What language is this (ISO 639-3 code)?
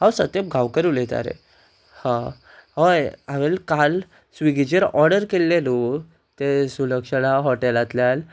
kok